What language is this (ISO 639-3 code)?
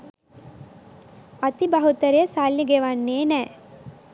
sin